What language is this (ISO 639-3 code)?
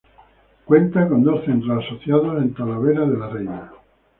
spa